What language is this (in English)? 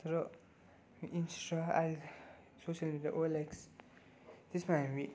Nepali